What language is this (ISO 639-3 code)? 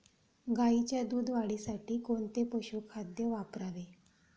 mar